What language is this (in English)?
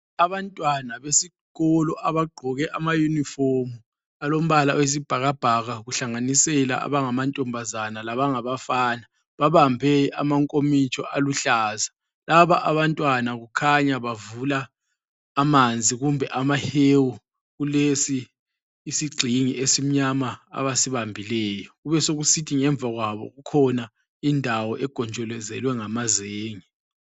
North Ndebele